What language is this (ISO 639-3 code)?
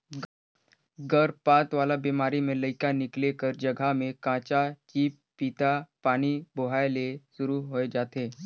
hne